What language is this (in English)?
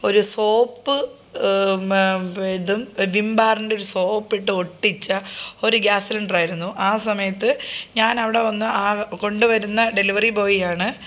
Malayalam